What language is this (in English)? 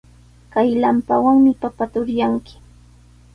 Sihuas Ancash Quechua